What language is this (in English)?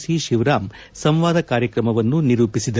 Kannada